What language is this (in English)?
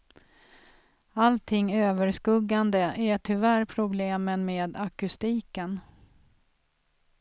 Swedish